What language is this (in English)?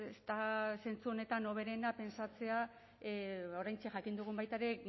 Basque